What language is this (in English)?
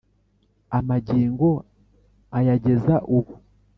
Kinyarwanda